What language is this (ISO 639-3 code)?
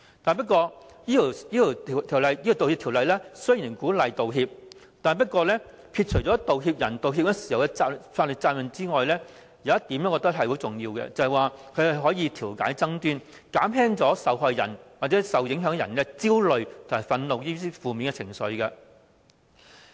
yue